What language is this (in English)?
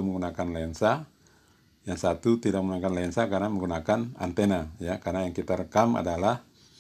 Indonesian